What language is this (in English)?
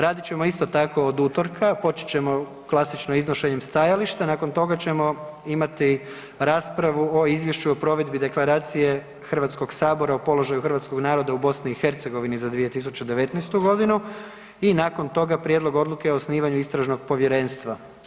Croatian